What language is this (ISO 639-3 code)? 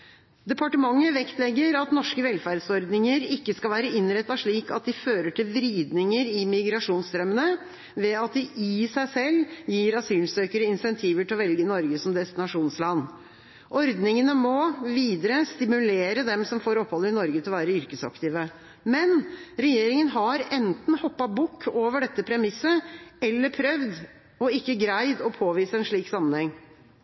nob